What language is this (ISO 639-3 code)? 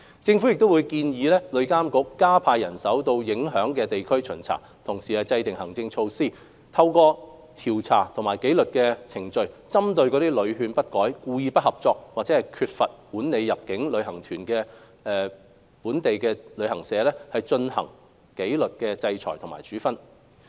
yue